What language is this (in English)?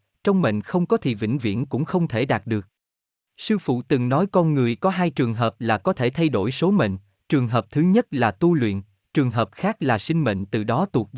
Vietnamese